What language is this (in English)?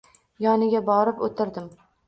Uzbek